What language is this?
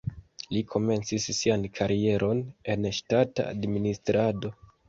Esperanto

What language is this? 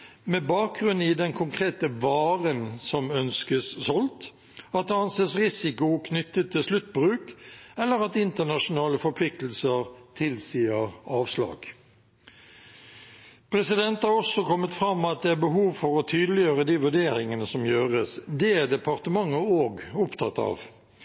Norwegian Bokmål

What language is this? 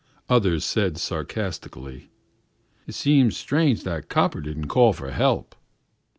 English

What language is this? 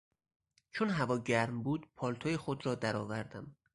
Persian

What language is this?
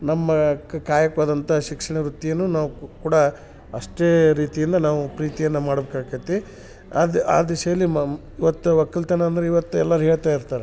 Kannada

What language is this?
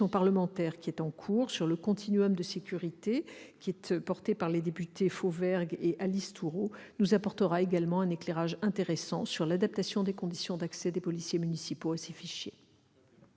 French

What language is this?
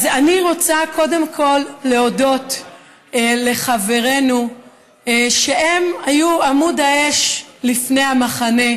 Hebrew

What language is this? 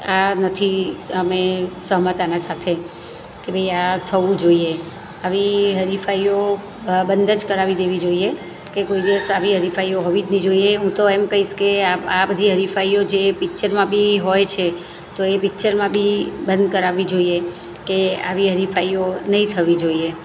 Gujarati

